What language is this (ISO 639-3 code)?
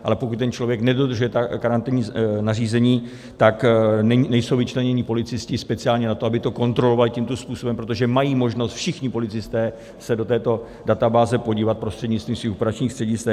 ces